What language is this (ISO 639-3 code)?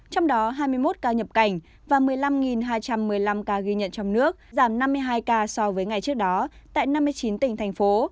vie